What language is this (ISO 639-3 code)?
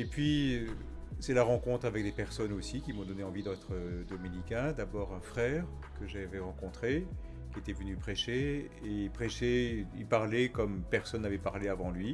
fra